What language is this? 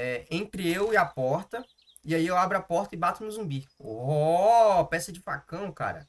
Portuguese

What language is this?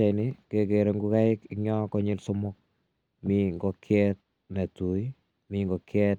Kalenjin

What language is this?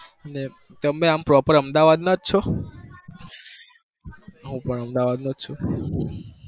Gujarati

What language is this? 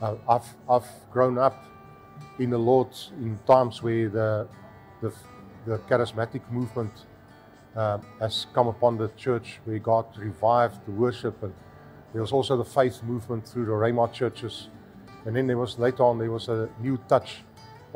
Dutch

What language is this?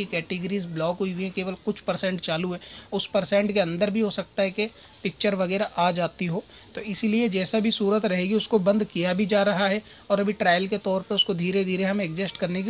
Hindi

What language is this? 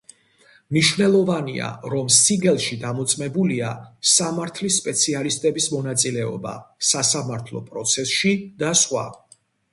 Georgian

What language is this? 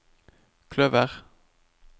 Norwegian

